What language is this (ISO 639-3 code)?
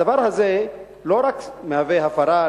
heb